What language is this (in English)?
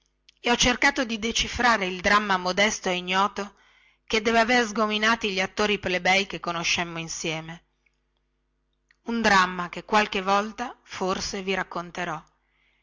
Italian